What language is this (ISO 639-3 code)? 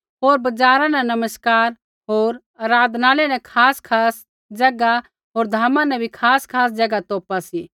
kfx